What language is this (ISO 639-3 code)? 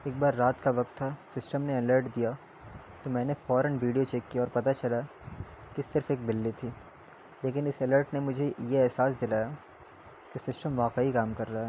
urd